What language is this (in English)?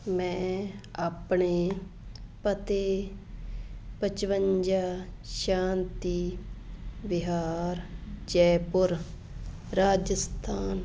Punjabi